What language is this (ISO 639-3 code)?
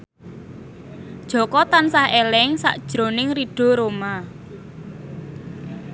jav